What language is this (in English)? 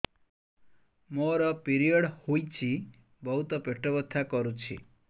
Odia